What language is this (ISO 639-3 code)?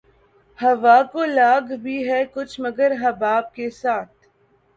urd